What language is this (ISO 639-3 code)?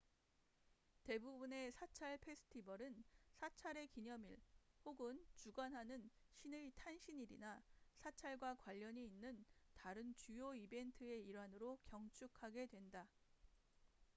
kor